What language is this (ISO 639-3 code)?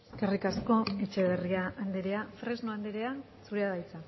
eus